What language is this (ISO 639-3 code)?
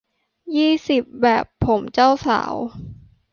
tha